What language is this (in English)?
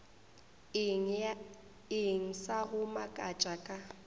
Northern Sotho